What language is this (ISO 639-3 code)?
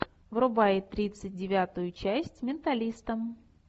rus